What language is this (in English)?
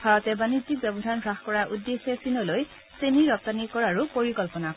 Assamese